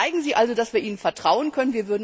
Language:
German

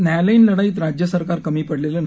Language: Marathi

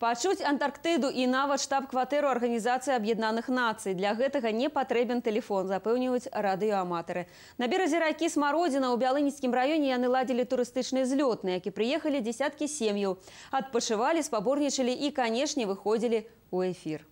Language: Russian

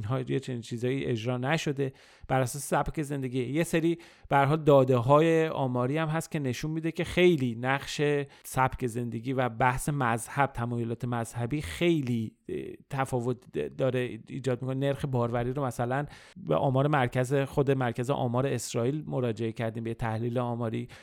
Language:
Persian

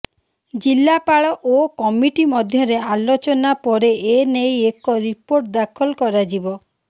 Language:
Odia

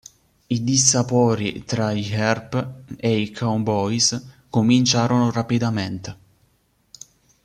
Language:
Italian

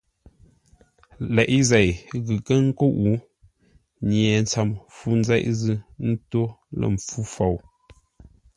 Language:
Ngombale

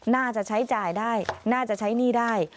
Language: Thai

